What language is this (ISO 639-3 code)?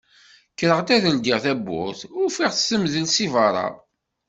kab